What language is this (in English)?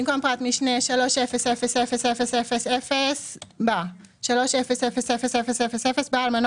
Hebrew